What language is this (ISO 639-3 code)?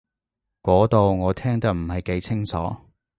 yue